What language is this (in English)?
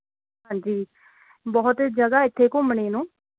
Punjabi